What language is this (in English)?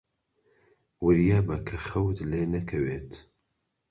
Central Kurdish